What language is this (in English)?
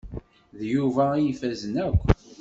Kabyle